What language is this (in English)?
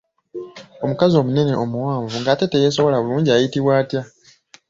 Ganda